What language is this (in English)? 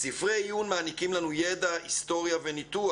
Hebrew